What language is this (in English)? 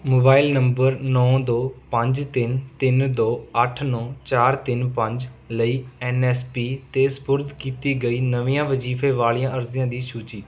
Punjabi